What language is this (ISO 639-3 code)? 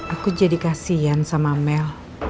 ind